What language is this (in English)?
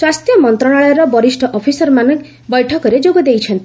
Odia